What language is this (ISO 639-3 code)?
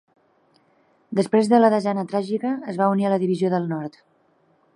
cat